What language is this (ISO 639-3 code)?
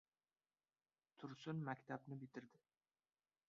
uzb